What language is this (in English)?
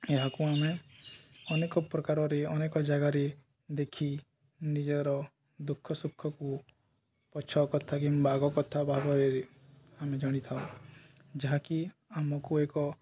Odia